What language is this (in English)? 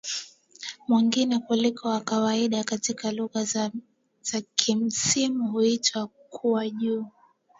Swahili